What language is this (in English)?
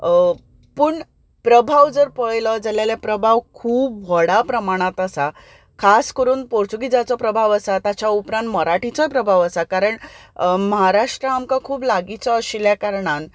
Konkani